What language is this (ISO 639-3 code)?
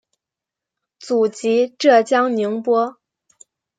zho